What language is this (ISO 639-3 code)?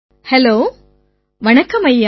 tam